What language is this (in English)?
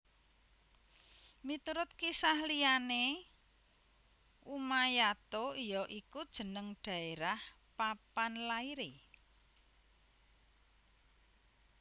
Javanese